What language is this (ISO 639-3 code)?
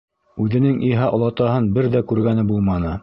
bak